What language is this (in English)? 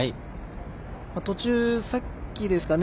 Japanese